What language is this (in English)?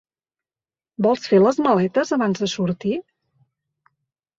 Catalan